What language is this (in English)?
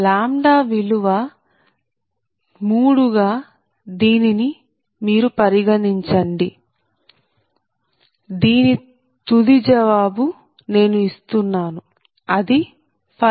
Telugu